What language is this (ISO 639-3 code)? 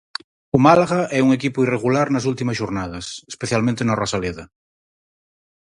glg